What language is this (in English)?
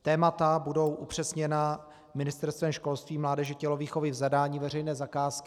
Czech